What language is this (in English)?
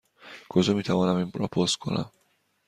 Persian